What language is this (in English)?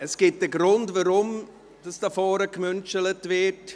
Swiss German